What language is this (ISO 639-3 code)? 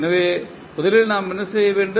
tam